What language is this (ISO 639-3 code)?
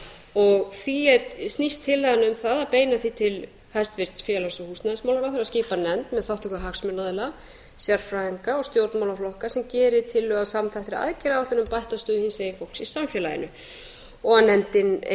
isl